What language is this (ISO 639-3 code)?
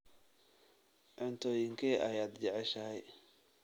som